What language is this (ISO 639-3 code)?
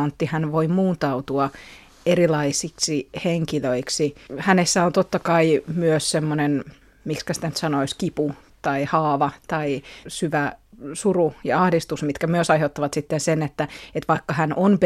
fin